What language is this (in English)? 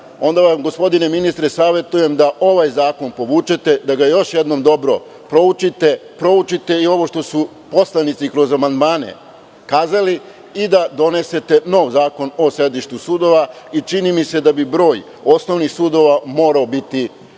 Serbian